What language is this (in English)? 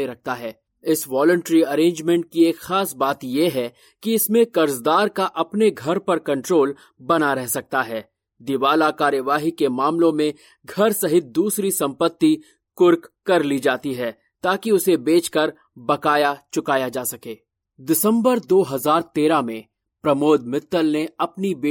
Hindi